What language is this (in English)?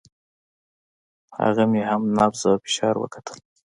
Pashto